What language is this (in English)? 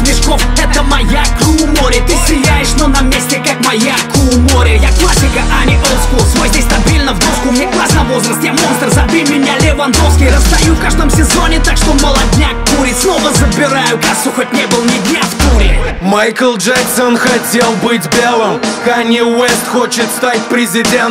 Russian